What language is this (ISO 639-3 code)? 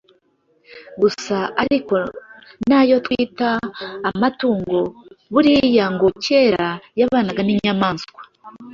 kin